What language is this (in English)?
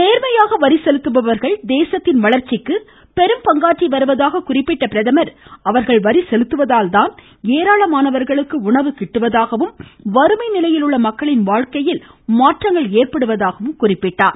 Tamil